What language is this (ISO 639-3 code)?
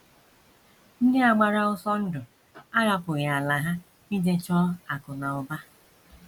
ibo